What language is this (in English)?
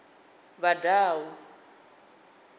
Venda